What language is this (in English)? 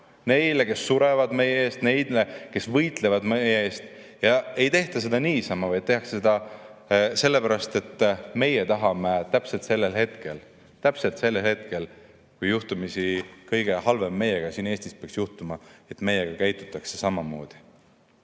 Estonian